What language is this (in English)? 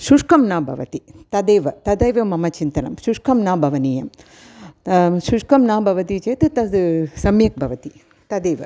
Sanskrit